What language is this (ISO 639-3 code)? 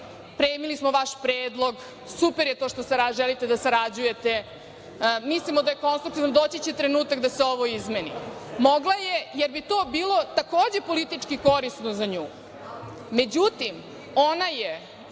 srp